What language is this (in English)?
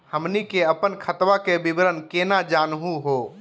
Magahi